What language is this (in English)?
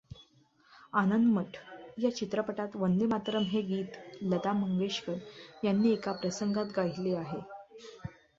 Marathi